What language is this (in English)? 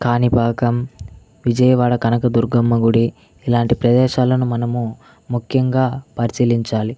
Telugu